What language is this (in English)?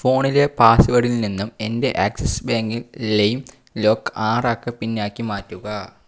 Malayalam